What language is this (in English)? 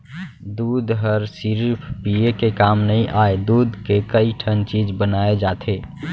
Chhattisgarhi